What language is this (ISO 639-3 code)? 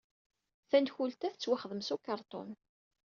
kab